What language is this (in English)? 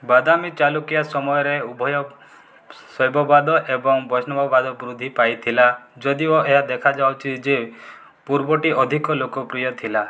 Odia